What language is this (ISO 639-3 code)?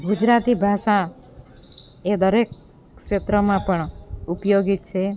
guj